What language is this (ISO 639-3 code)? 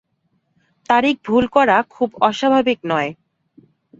ben